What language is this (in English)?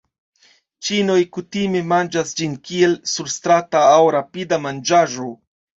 Esperanto